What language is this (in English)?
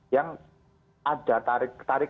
Indonesian